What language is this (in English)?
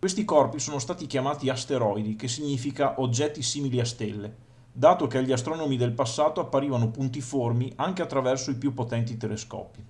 Italian